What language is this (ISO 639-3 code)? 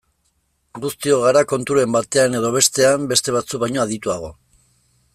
eus